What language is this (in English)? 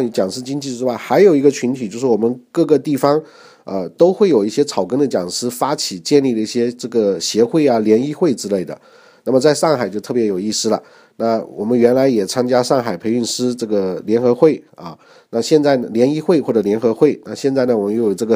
Chinese